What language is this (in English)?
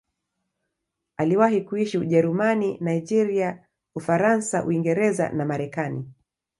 Swahili